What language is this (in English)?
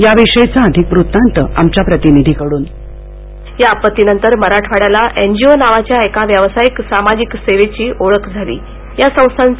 Marathi